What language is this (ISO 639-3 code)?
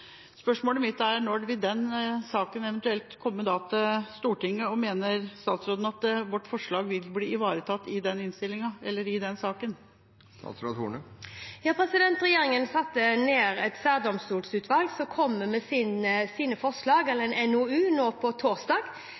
nob